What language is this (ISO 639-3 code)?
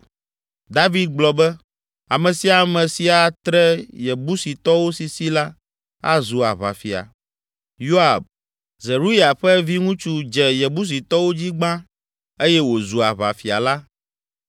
ewe